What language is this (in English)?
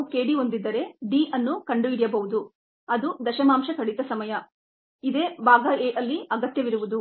Kannada